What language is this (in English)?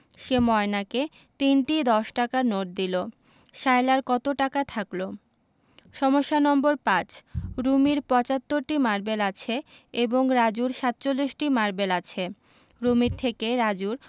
Bangla